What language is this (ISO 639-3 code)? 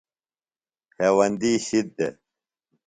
phl